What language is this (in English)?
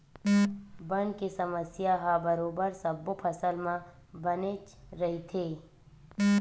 Chhattisgarhi